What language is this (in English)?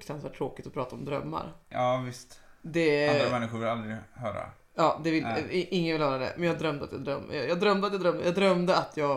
Swedish